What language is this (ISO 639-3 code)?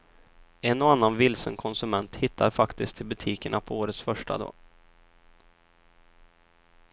swe